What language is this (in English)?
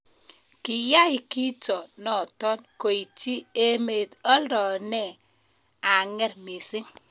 Kalenjin